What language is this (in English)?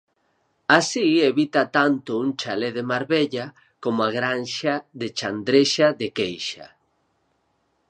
Galician